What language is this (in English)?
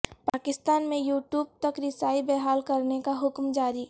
Urdu